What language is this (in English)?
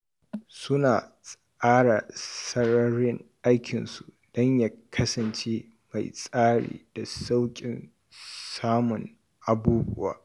Hausa